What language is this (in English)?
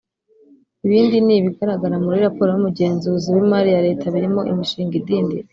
Kinyarwanda